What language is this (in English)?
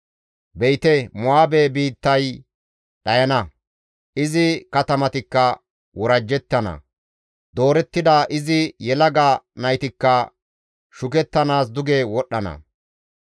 Gamo